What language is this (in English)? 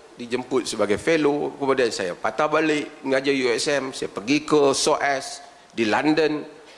Malay